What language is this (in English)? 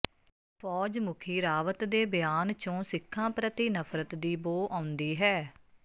Punjabi